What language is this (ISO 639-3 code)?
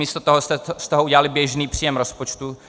ces